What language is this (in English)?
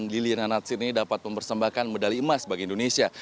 Indonesian